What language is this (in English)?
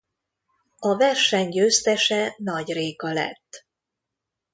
Hungarian